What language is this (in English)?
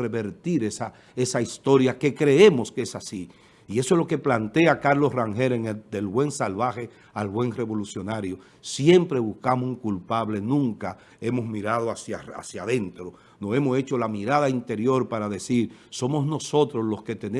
Spanish